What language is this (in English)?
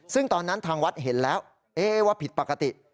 Thai